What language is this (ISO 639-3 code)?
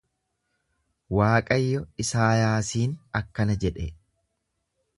orm